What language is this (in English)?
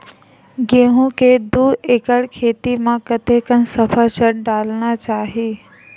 Chhattisgarhi